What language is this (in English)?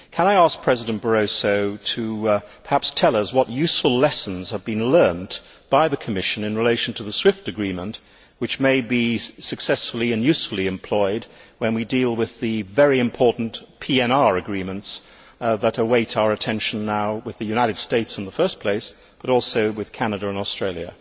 English